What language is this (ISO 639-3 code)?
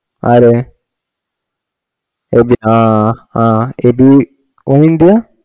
mal